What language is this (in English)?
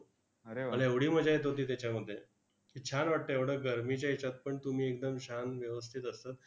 Marathi